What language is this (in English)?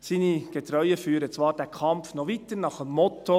Swiss German